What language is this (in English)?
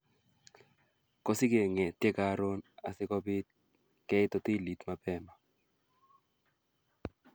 Kalenjin